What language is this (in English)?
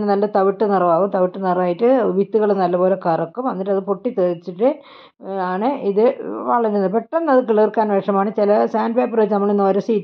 Romanian